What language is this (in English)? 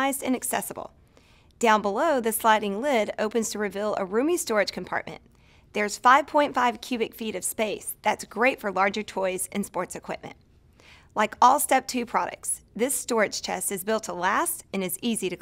English